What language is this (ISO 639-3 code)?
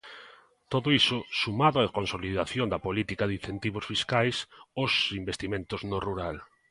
glg